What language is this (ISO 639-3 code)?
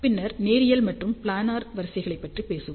tam